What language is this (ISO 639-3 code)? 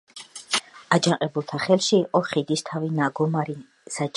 kat